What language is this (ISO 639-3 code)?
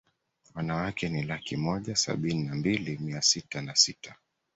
swa